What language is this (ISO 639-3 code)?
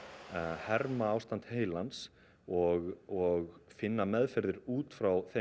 isl